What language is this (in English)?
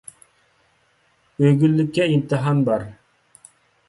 Uyghur